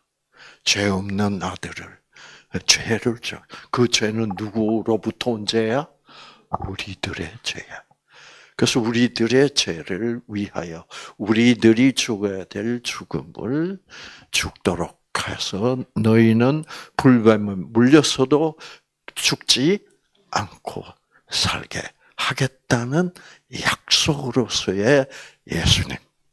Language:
Korean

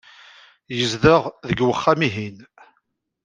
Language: Kabyle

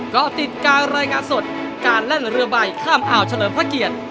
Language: Thai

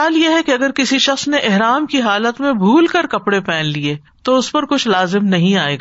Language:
Urdu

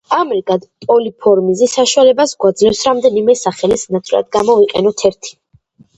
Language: Georgian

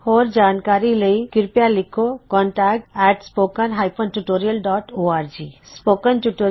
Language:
Punjabi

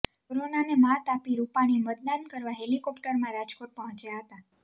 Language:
Gujarati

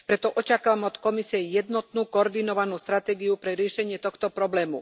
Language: Slovak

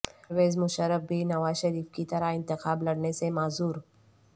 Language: Urdu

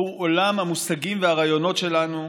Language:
Hebrew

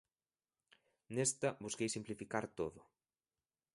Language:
Galician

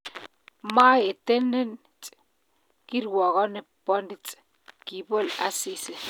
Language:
Kalenjin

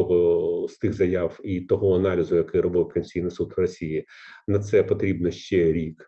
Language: Ukrainian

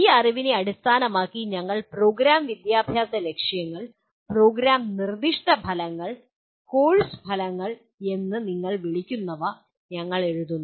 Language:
Malayalam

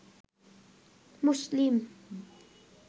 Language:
Bangla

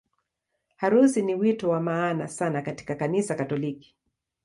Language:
Swahili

